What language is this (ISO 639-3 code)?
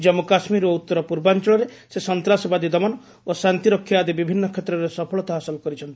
ori